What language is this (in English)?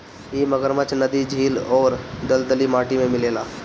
Bhojpuri